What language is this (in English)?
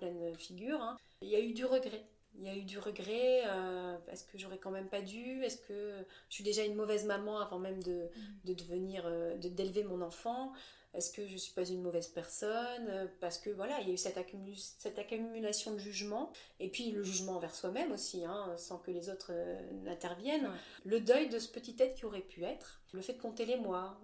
French